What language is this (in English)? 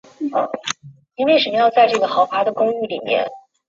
Chinese